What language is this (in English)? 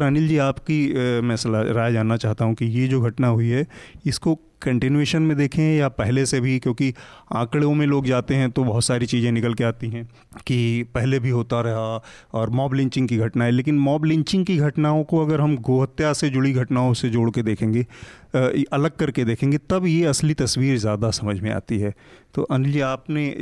Hindi